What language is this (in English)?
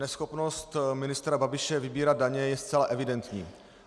Czech